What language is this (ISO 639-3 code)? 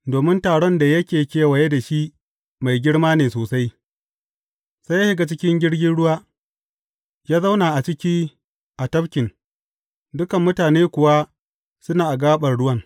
hau